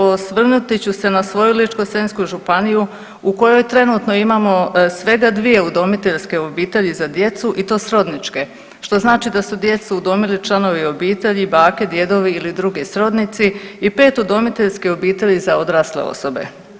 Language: Croatian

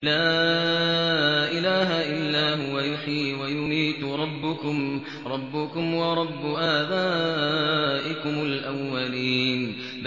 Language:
Arabic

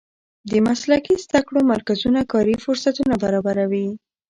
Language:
Pashto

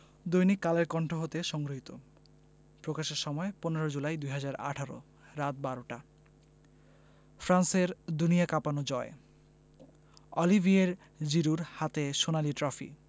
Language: Bangla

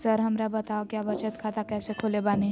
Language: Magahi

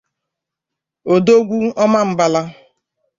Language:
Igbo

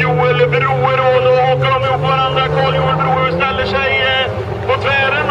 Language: Swedish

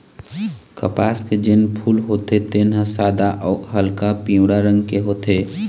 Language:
Chhattisgarhi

